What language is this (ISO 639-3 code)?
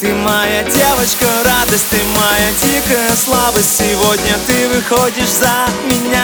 rus